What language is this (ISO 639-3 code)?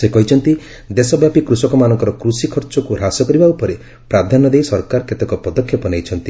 ori